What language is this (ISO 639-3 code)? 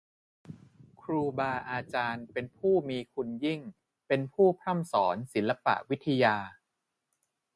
tha